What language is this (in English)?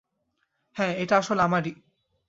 Bangla